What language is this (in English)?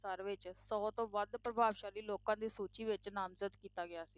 Punjabi